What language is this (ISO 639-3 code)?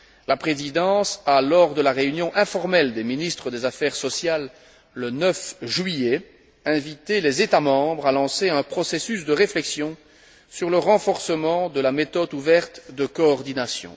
fra